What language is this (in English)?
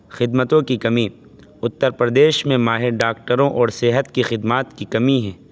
Urdu